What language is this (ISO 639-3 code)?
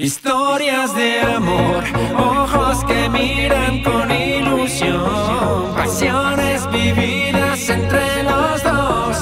ron